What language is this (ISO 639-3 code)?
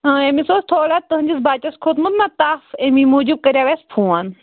kas